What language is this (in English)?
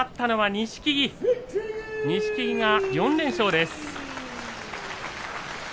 Japanese